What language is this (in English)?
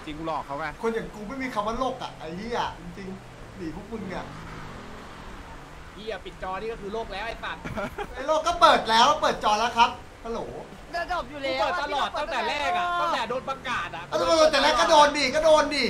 Thai